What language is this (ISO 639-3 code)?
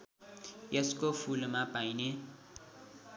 nep